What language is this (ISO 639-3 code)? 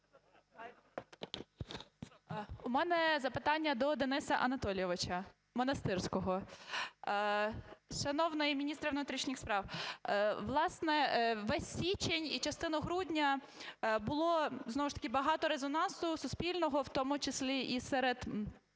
ukr